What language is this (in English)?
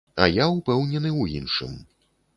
Belarusian